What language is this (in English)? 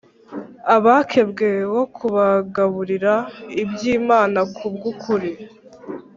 Kinyarwanda